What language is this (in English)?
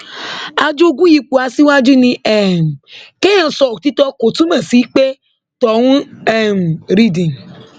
Yoruba